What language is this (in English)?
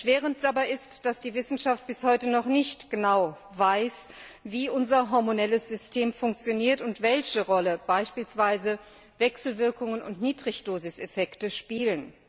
German